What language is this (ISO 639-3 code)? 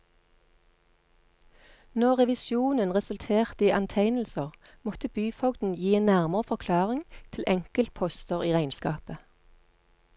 nor